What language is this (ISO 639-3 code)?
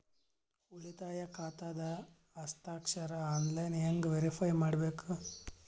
kan